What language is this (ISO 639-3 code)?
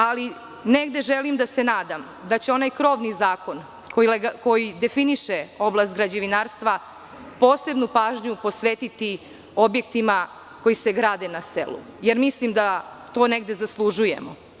srp